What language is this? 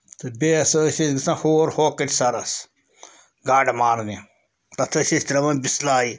Kashmiri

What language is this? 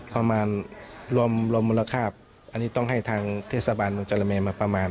Thai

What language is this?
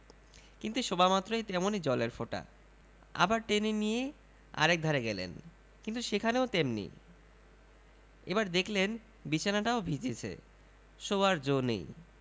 Bangla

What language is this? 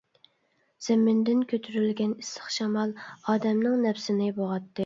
Uyghur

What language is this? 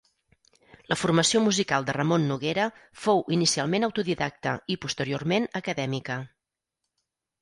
Catalan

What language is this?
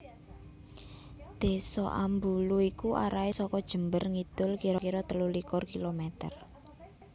Javanese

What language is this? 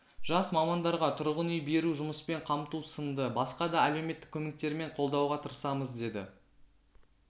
Kazakh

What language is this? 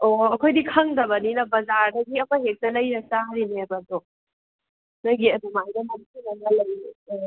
Manipuri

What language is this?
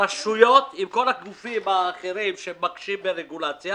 Hebrew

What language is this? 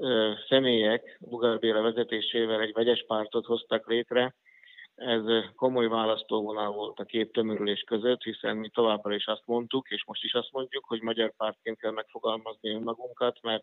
Hungarian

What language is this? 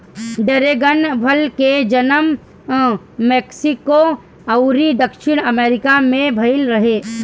Bhojpuri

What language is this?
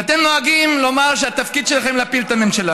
Hebrew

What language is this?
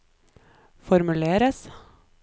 Norwegian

